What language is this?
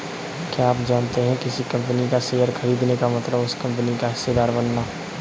Hindi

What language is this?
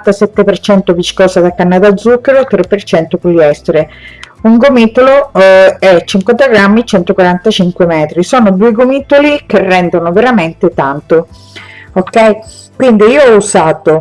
Italian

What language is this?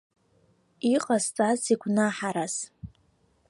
Abkhazian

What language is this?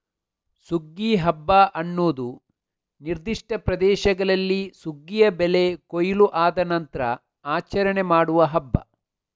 Kannada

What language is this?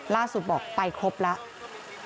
Thai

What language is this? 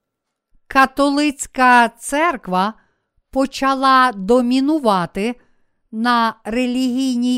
Ukrainian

